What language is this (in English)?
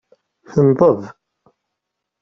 Kabyle